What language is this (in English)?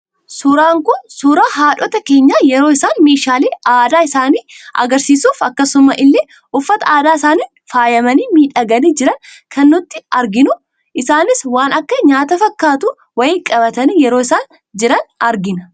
Oromo